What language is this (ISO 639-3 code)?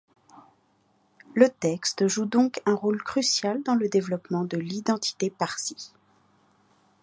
fra